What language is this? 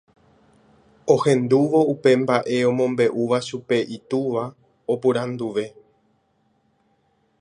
Guarani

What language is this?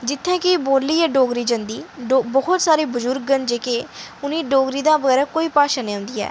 Dogri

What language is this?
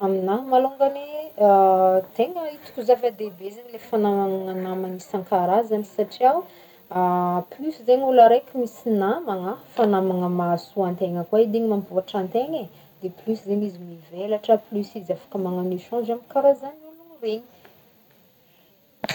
Northern Betsimisaraka Malagasy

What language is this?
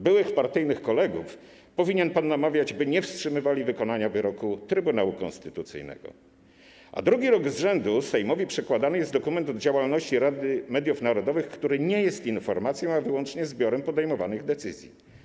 Polish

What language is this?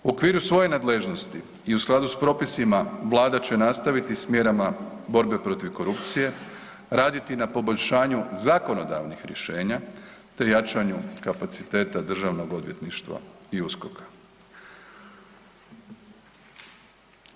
Croatian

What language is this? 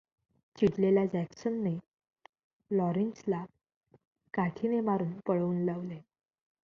Marathi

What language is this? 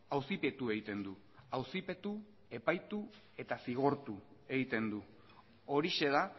Basque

